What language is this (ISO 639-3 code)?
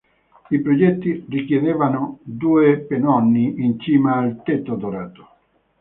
ita